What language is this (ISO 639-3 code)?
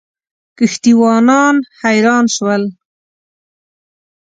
pus